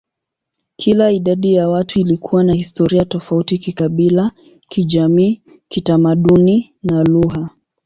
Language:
Swahili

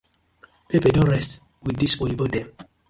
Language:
Nigerian Pidgin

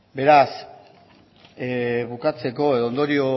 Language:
Basque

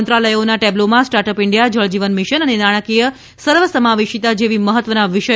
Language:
Gujarati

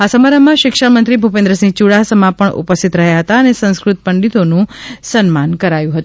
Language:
Gujarati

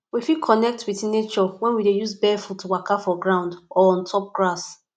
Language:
Nigerian Pidgin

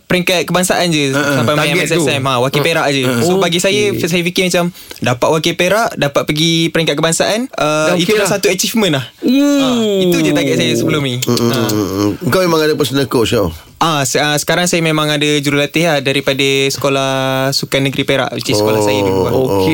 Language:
Malay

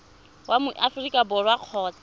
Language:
Tswana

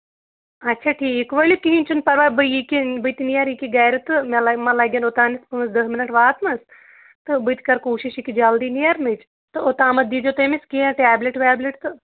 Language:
Kashmiri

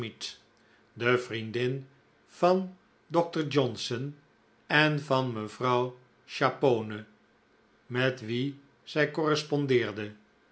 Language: Dutch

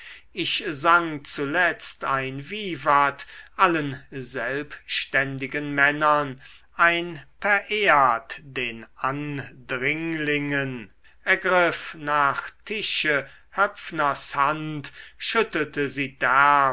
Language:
German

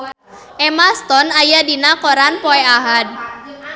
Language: Sundanese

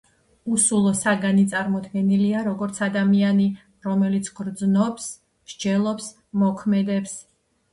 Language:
Georgian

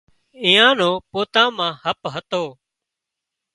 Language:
Wadiyara Koli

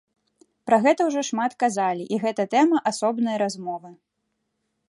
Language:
Belarusian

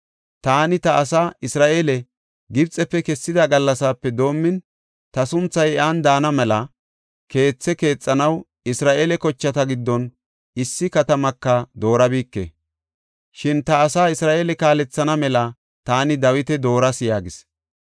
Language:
Gofa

